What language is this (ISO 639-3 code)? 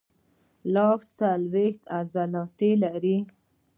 pus